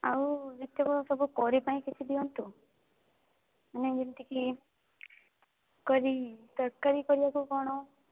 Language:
Odia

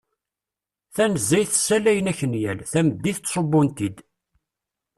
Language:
Kabyle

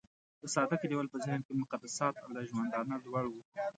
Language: Pashto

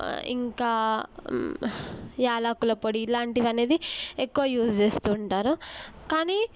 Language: Telugu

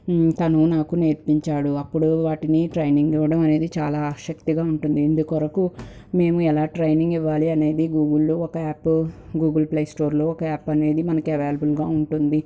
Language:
Telugu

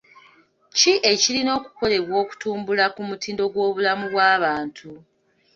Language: Ganda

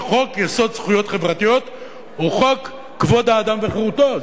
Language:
Hebrew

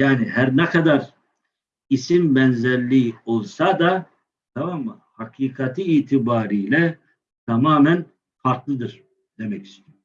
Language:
Turkish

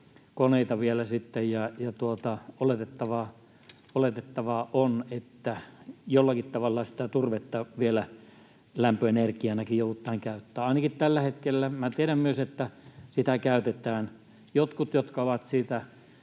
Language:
Finnish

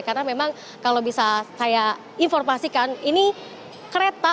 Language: Indonesian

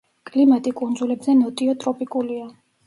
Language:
Georgian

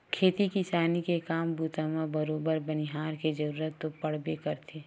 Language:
Chhattisgarhi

